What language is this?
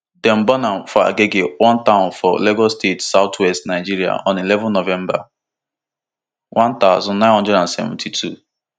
Nigerian Pidgin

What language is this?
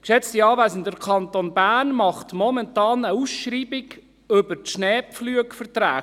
Swiss German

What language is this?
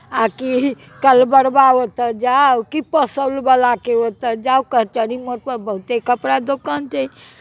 Maithili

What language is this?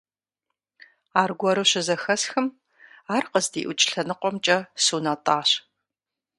Kabardian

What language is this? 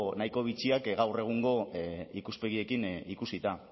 Basque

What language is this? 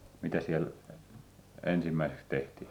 Finnish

